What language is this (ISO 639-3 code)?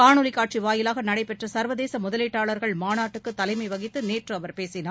tam